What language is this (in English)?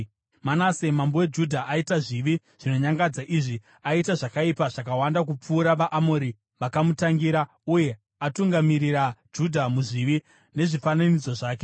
Shona